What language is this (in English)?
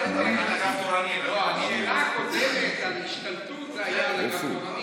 Hebrew